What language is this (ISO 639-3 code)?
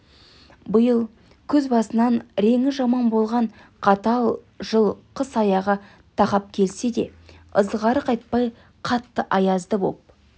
kaz